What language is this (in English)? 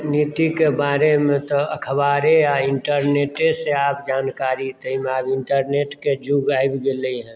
Maithili